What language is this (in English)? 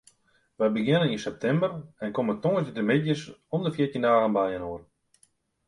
Western Frisian